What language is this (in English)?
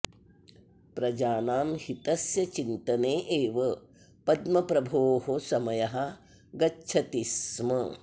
Sanskrit